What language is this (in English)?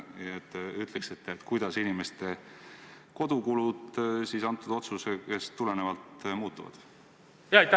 Estonian